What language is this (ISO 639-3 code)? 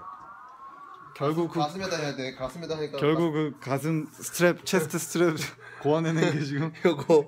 kor